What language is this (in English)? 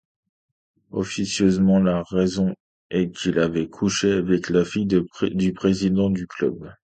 French